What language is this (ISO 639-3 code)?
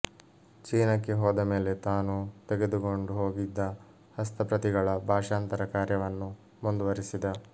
kan